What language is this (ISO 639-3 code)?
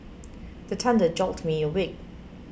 eng